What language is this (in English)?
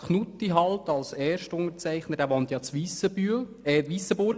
Swiss German